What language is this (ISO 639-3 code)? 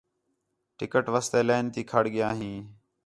xhe